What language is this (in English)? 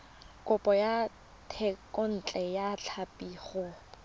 Tswana